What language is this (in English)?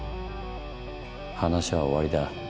Japanese